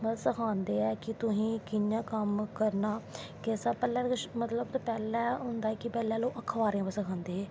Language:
Dogri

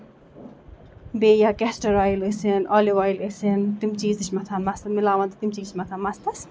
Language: Kashmiri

